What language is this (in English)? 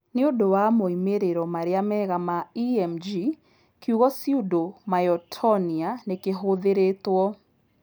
Kikuyu